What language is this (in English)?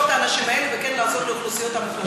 Hebrew